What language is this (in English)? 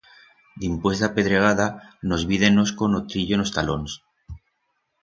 Aragonese